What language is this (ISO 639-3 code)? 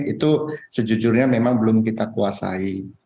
ind